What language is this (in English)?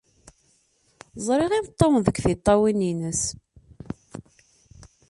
Kabyle